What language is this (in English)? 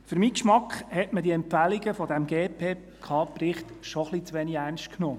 Swiss German